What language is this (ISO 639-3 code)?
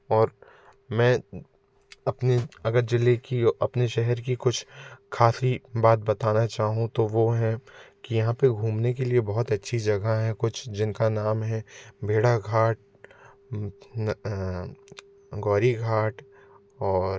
hin